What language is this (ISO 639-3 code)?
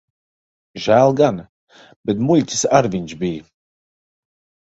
lav